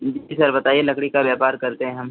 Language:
Hindi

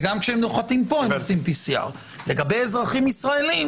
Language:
Hebrew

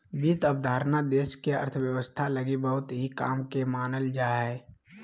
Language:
Magahi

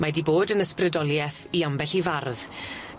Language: Welsh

